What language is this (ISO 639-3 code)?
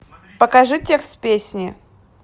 rus